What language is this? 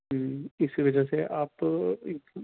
Urdu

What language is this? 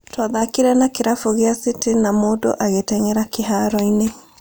Kikuyu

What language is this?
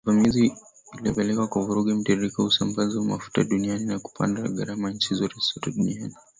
Swahili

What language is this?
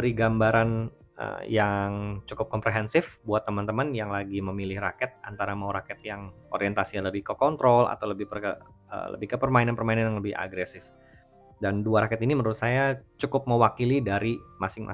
Indonesian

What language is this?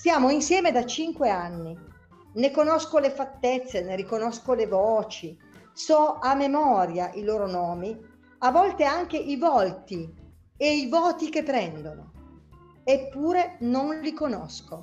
Italian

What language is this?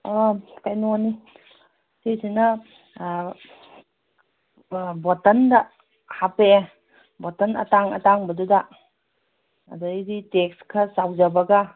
Manipuri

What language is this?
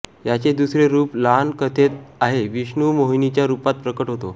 Marathi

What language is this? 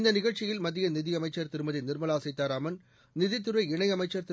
Tamil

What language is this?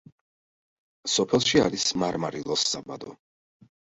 Georgian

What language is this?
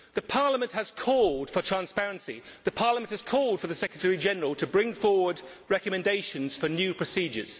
English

